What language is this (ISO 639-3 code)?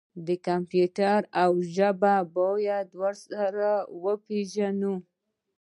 pus